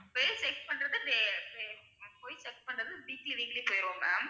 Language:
Tamil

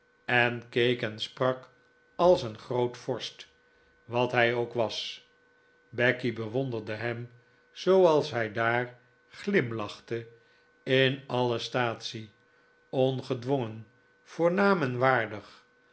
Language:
Dutch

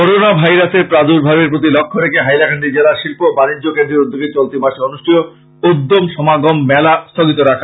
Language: Bangla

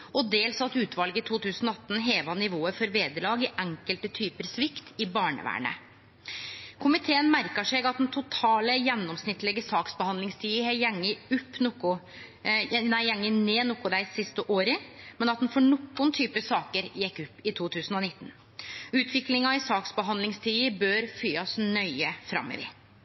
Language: Norwegian Nynorsk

